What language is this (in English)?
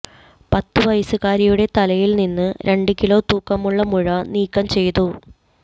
Malayalam